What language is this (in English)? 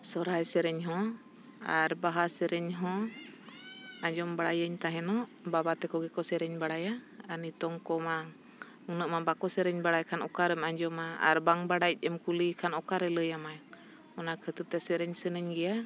Santali